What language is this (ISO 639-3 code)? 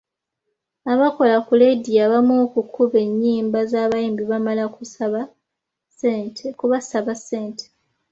lug